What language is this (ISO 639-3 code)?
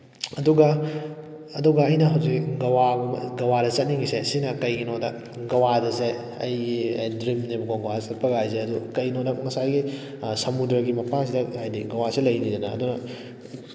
mni